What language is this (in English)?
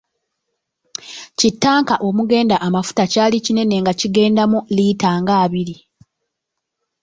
Ganda